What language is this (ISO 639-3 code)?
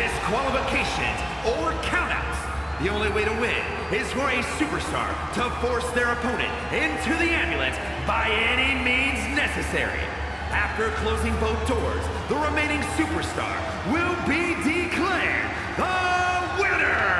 eng